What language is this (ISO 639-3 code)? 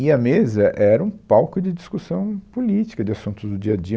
por